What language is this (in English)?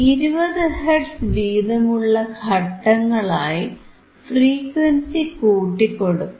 Malayalam